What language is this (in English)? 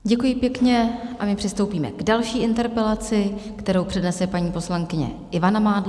Czech